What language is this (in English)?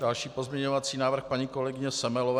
Czech